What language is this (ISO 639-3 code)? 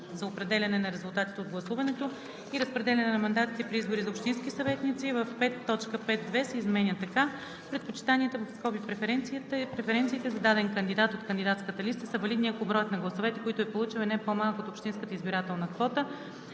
bul